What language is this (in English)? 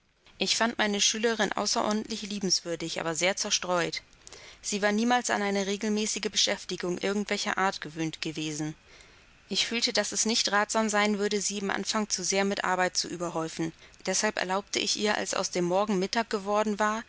German